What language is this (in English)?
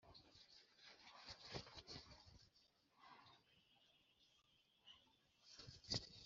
Kinyarwanda